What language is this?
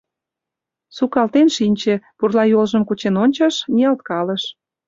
Mari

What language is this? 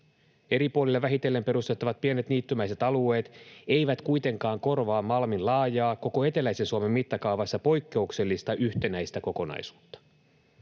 Finnish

